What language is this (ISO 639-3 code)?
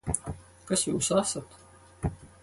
lav